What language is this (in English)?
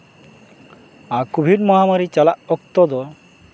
Santali